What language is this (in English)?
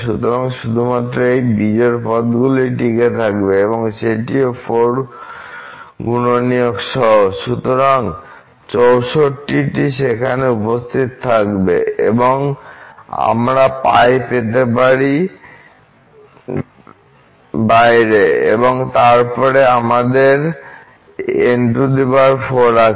Bangla